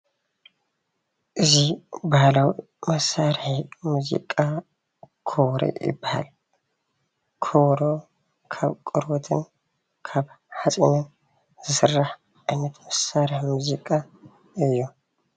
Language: Tigrinya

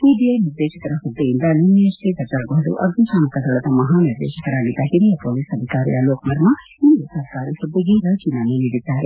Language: Kannada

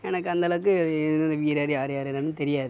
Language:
Tamil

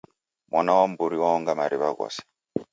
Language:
Taita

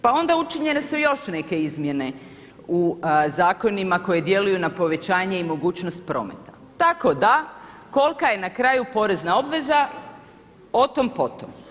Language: Croatian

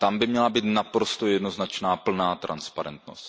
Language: Czech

